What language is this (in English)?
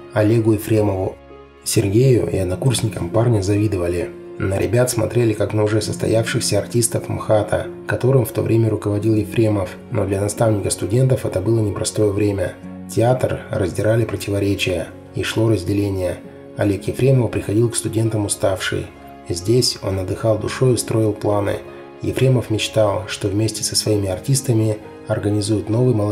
Russian